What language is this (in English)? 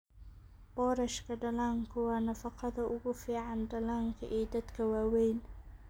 Somali